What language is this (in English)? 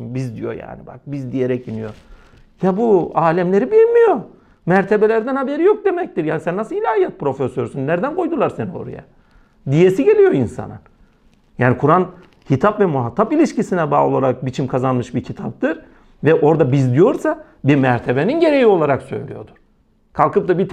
Turkish